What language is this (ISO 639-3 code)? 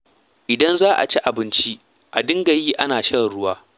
hau